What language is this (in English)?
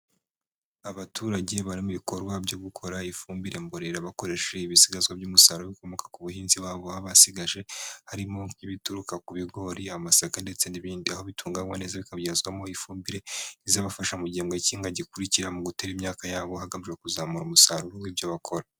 Kinyarwanda